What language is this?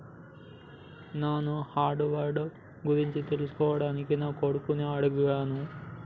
Telugu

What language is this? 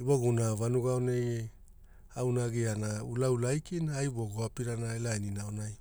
Hula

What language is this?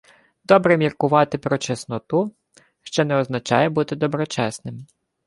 Ukrainian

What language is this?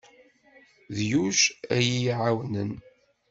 Kabyle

